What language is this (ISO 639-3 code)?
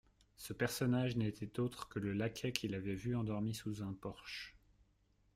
fra